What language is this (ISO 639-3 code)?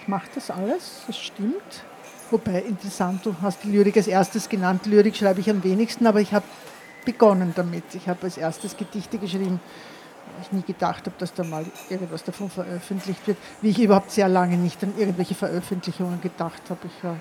deu